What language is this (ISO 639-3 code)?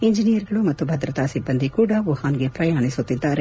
kan